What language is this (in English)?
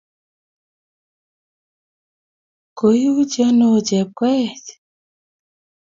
Kalenjin